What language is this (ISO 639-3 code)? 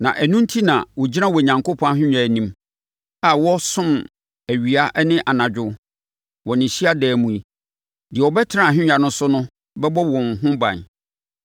aka